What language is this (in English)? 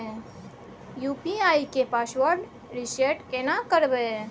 Maithili